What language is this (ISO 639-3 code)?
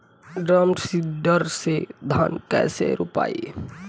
bho